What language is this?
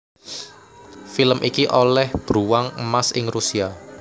Javanese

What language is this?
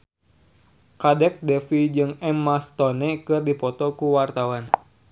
Sundanese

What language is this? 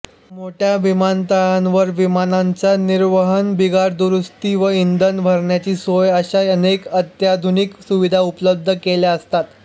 Marathi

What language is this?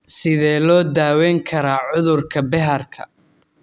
Somali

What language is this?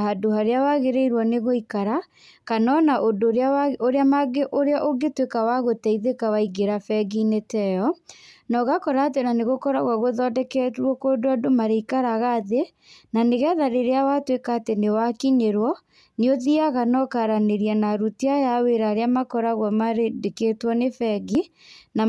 Kikuyu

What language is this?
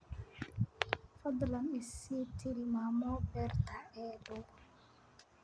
Somali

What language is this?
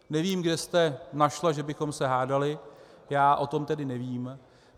Czech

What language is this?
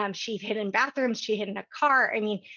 English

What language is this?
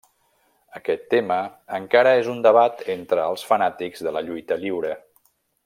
Catalan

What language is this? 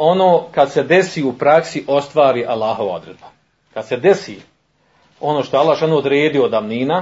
Croatian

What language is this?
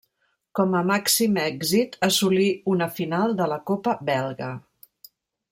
Catalan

